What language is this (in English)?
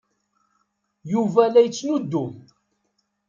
Kabyle